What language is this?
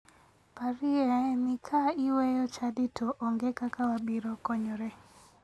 Luo (Kenya and Tanzania)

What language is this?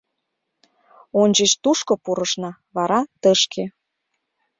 Mari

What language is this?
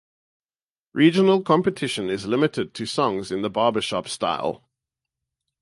English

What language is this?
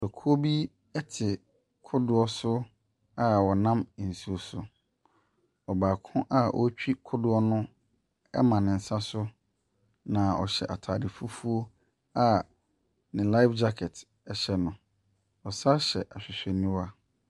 Akan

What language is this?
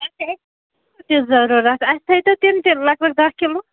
Kashmiri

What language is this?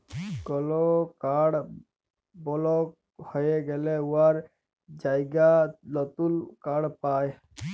Bangla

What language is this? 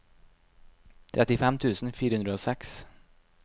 Norwegian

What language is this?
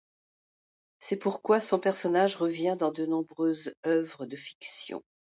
French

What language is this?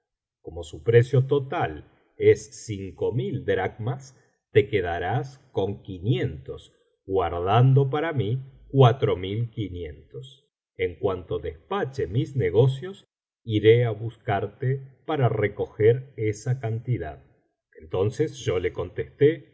Spanish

